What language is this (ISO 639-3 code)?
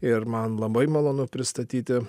lit